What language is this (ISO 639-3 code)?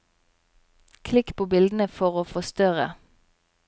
nor